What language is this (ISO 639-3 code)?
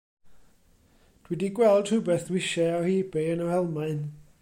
cym